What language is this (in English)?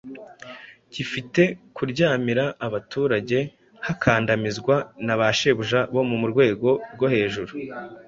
Kinyarwanda